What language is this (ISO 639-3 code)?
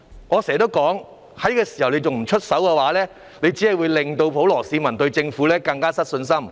yue